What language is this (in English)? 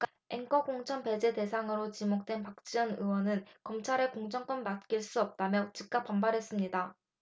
Korean